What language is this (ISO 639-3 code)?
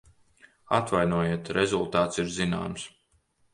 lav